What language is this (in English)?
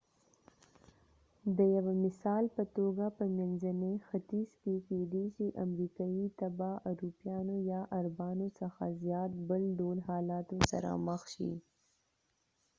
Pashto